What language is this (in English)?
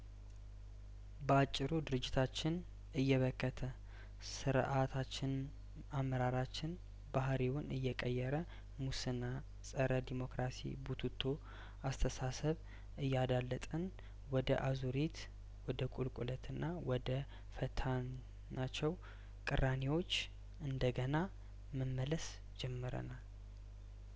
Amharic